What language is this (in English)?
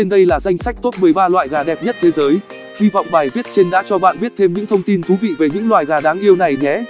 Vietnamese